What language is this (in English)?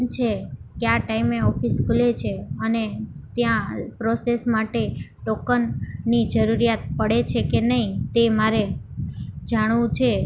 Gujarati